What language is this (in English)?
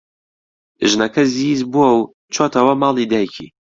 Central Kurdish